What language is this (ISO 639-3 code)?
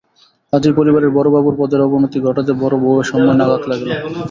ben